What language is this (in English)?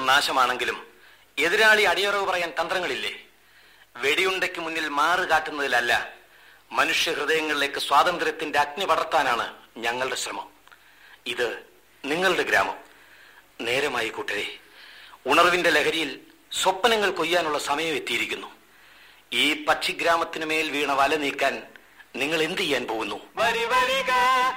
Malayalam